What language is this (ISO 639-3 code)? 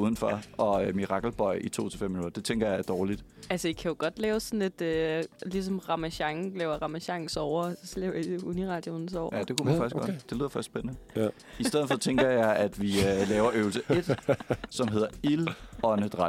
dan